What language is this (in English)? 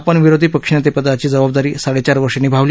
Marathi